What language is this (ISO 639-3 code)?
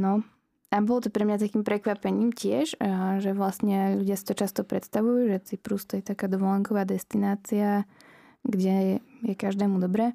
slk